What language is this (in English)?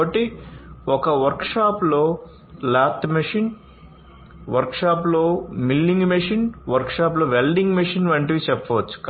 Telugu